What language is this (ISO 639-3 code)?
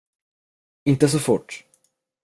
swe